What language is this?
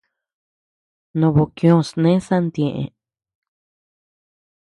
Tepeuxila Cuicatec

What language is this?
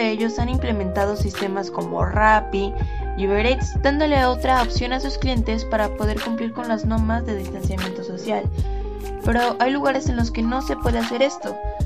Spanish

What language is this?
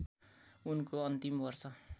Nepali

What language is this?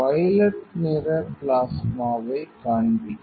Tamil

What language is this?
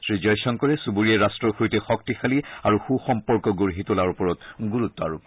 Assamese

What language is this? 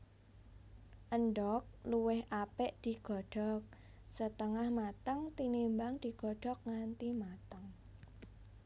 Javanese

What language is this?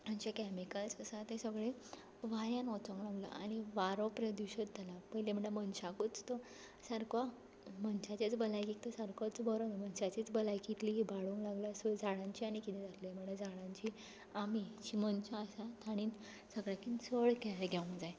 Konkani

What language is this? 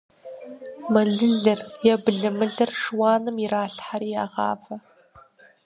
Kabardian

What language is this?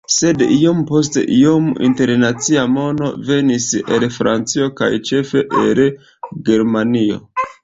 Esperanto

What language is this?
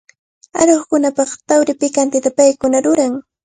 Cajatambo North Lima Quechua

